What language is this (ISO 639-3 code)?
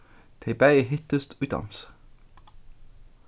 fao